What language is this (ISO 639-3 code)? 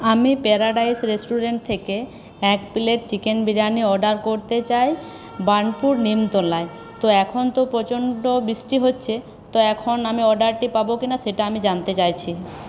ben